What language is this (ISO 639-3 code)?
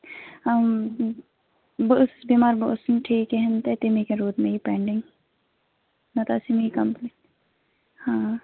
kas